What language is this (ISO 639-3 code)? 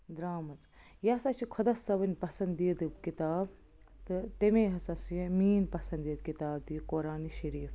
kas